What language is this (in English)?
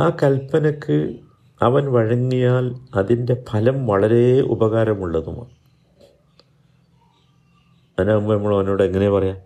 Malayalam